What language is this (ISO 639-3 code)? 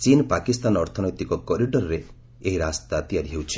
ori